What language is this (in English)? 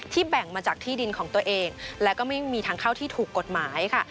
Thai